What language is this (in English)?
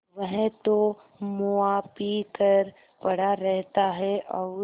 Hindi